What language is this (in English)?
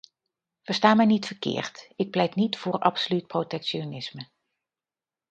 Dutch